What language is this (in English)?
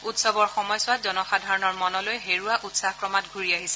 Assamese